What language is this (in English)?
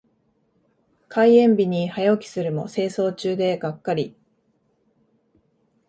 Japanese